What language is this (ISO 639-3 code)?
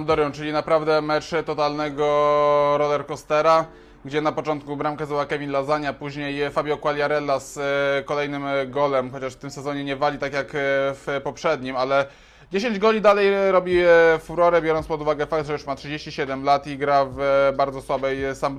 pol